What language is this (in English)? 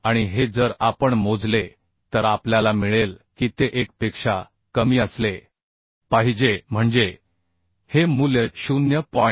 Marathi